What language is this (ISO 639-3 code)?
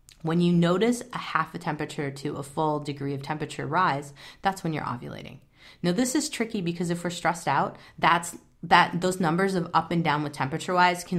eng